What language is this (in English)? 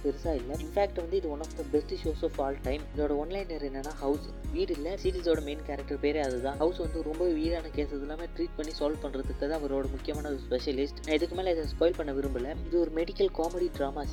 Malayalam